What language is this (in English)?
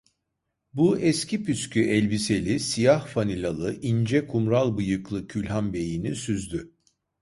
Turkish